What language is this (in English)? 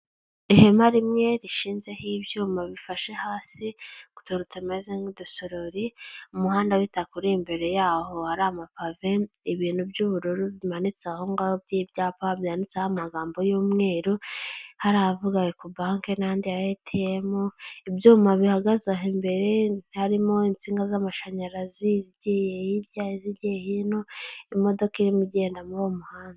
Kinyarwanda